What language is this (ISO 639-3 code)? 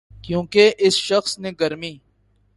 urd